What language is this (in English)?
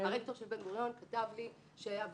Hebrew